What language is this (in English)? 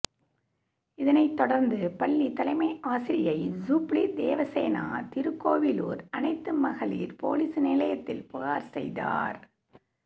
Tamil